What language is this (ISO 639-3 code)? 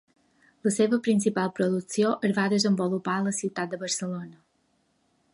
cat